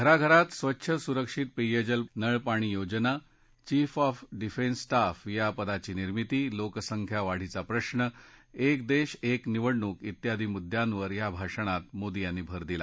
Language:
Marathi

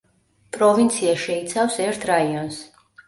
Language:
Georgian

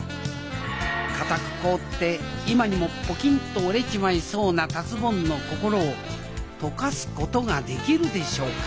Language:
Japanese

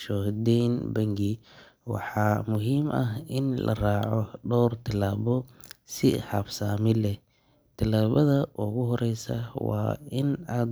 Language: Somali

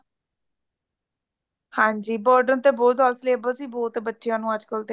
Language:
Punjabi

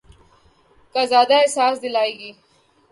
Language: Urdu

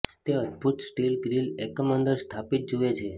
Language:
Gujarati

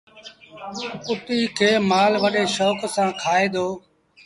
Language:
Sindhi Bhil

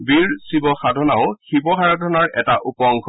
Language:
Assamese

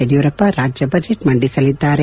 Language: Kannada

